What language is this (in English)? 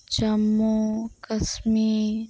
Santali